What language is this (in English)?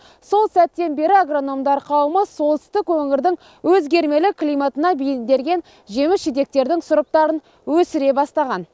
Kazakh